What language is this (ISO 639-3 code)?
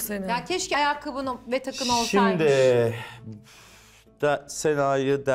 tur